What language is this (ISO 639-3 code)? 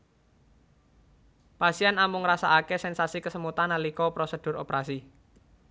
jav